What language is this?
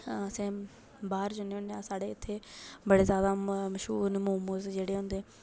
Dogri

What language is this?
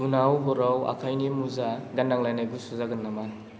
Bodo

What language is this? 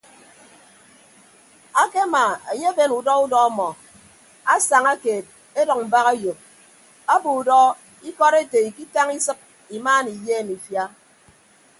Ibibio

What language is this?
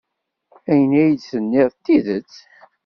Kabyle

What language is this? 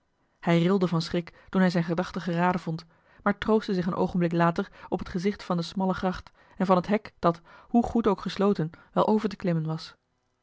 Dutch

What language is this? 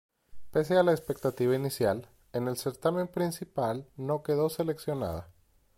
Spanish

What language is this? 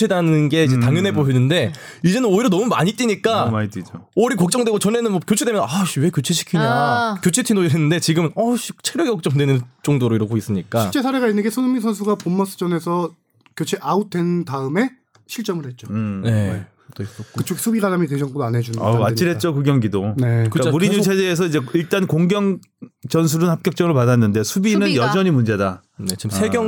Korean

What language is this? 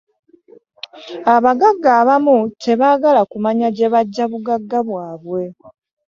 Ganda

